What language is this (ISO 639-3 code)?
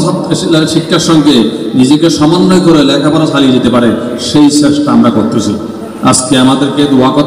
ind